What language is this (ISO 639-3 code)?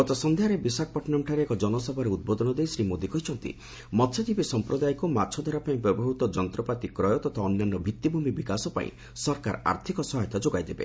ori